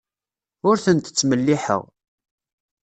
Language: Kabyle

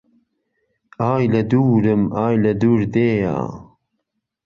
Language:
Central Kurdish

